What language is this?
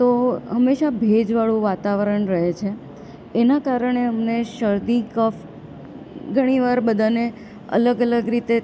Gujarati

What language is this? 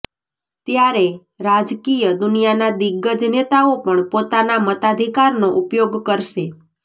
Gujarati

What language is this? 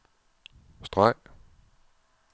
Danish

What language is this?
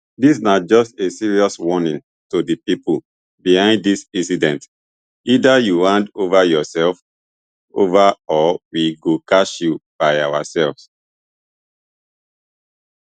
Nigerian Pidgin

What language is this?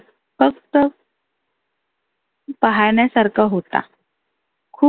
Marathi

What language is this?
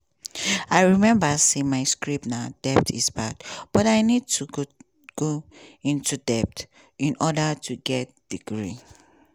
Nigerian Pidgin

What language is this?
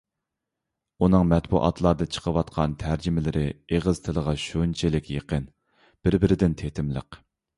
Uyghur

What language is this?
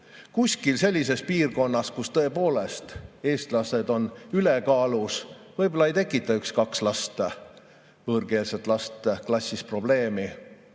Estonian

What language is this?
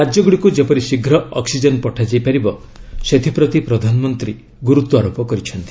Odia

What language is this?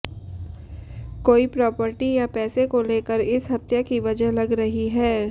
Hindi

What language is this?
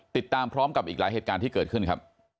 Thai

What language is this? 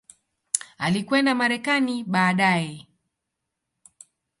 Swahili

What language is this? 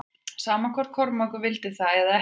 Icelandic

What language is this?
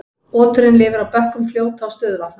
Icelandic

